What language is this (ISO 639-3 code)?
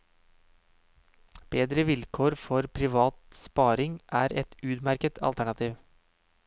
nor